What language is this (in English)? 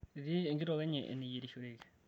Masai